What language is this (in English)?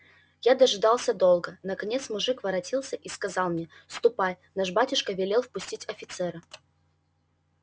Russian